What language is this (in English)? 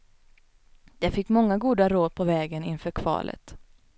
Swedish